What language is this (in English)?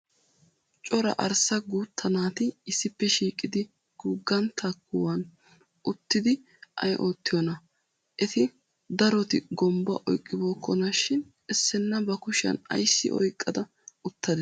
Wolaytta